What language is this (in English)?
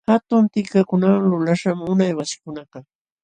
Jauja Wanca Quechua